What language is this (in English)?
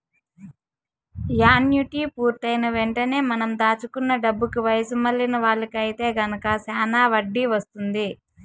Telugu